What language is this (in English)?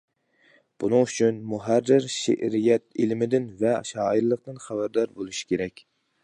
Uyghur